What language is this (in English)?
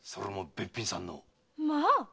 Japanese